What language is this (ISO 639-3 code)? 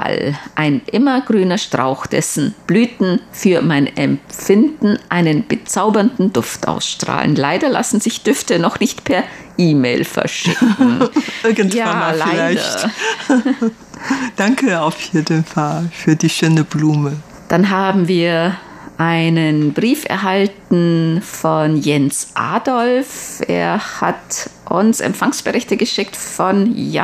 deu